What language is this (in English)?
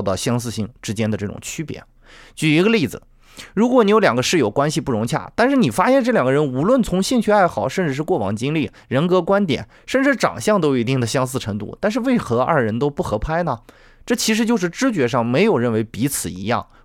Chinese